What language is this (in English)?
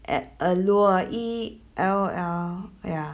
English